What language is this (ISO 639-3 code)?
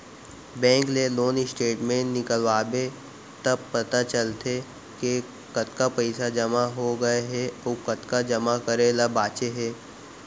hne